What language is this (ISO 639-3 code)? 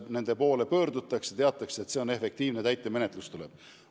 est